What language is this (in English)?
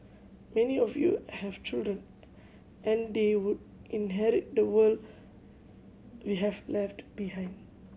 English